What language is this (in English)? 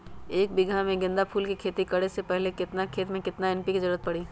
Magahi